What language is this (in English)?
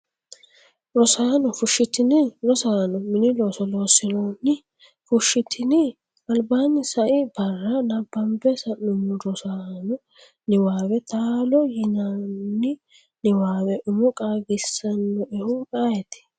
Sidamo